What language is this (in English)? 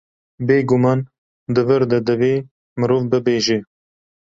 Kurdish